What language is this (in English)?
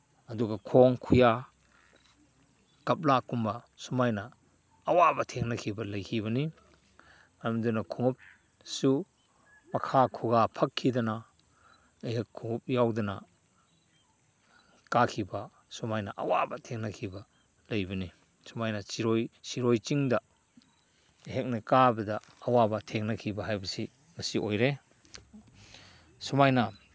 Manipuri